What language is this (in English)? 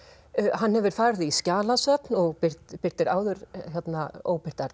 Icelandic